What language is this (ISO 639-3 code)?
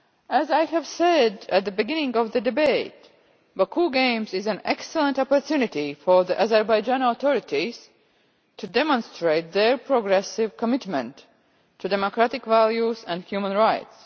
eng